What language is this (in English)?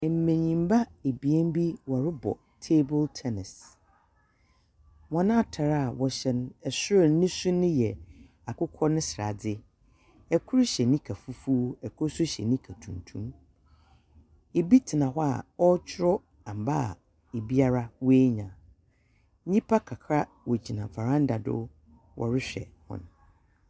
Akan